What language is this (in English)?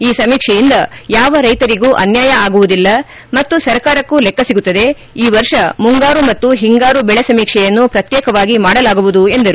Kannada